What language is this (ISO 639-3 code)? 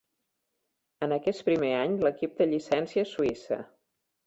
cat